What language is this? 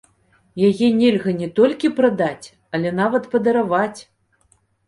Belarusian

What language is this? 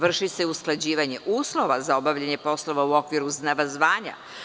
Serbian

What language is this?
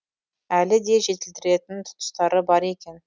Kazakh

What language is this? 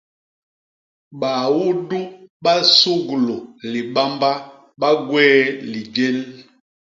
Basaa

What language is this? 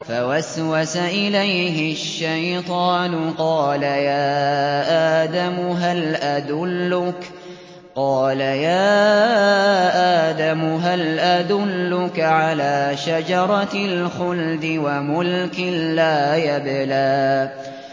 Arabic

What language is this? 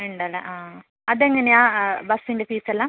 Malayalam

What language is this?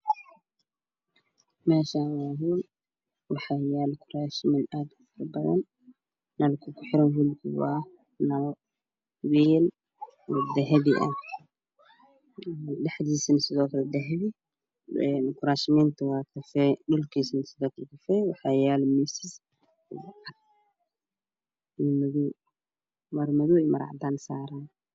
Somali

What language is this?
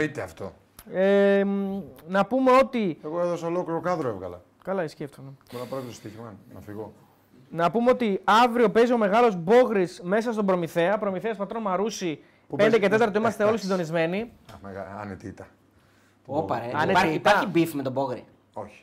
Greek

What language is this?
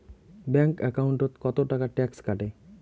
Bangla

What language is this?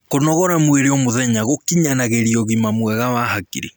Kikuyu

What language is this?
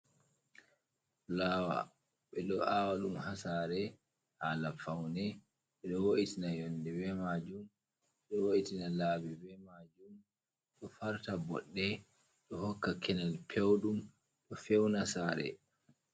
Fula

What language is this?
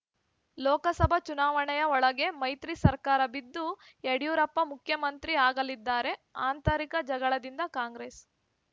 Kannada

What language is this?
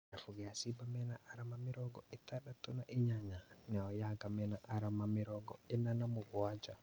Kikuyu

